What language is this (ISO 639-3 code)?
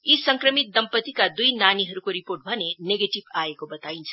nep